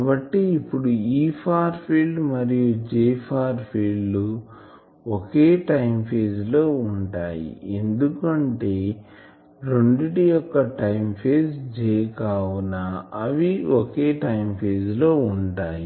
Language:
Telugu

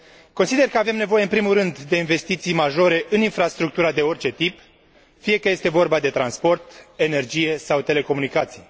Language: Romanian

